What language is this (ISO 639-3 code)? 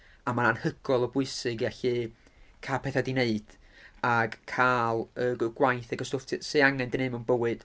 cym